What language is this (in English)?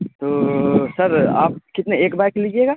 Urdu